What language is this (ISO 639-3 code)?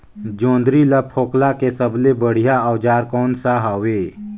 hne